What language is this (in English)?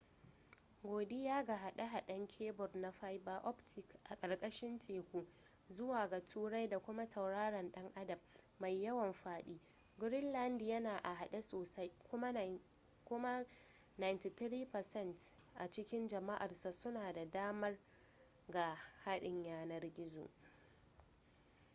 Hausa